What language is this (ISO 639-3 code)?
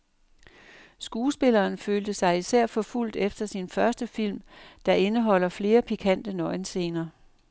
dan